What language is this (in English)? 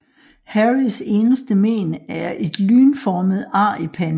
Danish